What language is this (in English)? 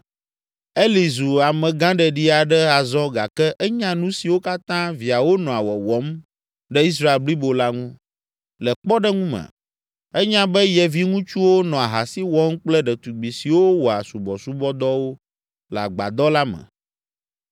Ewe